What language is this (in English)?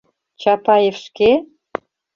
Mari